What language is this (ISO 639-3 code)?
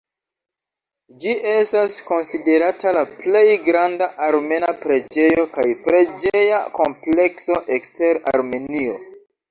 epo